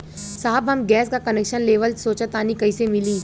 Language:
Bhojpuri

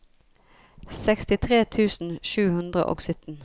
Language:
Norwegian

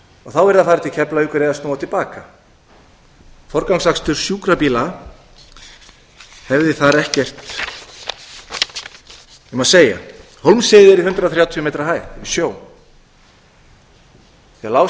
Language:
Icelandic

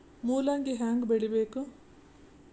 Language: Kannada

